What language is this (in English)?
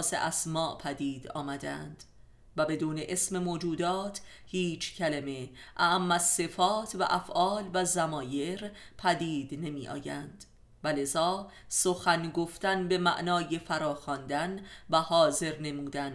Persian